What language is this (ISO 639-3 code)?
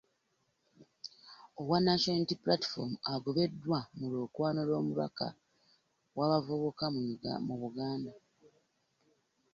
lug